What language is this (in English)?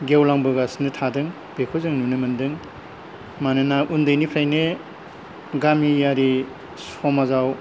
Bodo